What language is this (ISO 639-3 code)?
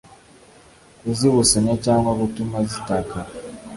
kin